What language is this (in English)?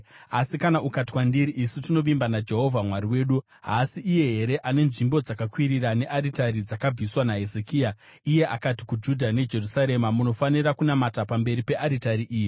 Shona